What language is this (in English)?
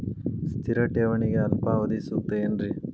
Kannada